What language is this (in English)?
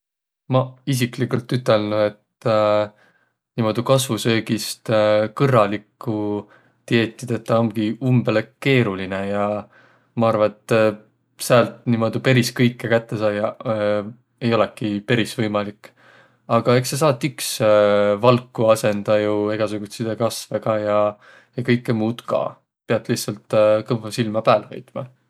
Võro